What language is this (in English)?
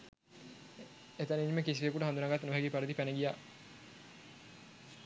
Sinhala